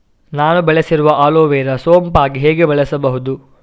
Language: Kannada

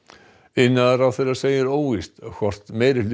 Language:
Icelandic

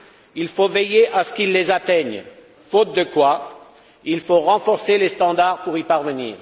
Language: French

